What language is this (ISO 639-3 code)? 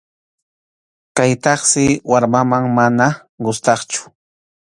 qxu